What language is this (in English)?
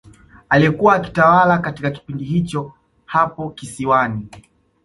Swahili